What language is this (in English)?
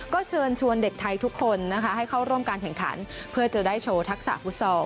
Thai